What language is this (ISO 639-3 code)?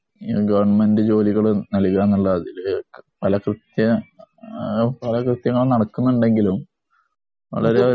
mal